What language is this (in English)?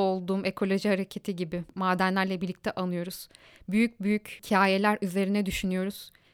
Turkish